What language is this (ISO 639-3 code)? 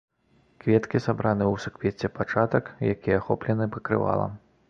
bel